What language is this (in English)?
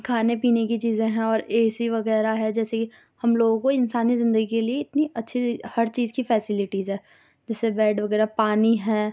Urdu